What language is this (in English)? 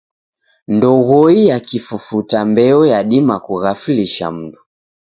Taita